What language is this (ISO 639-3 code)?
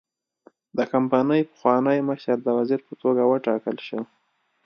pus